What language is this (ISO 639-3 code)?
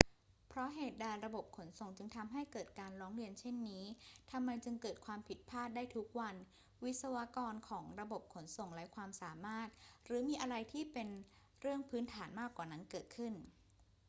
tha